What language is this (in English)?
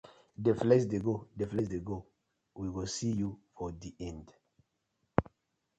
Nigerian Pidgin